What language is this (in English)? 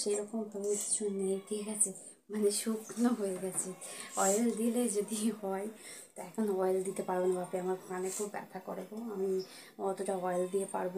Turkish